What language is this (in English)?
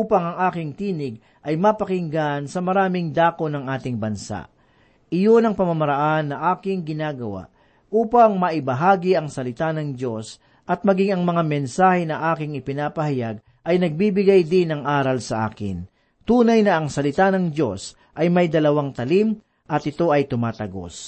Filipino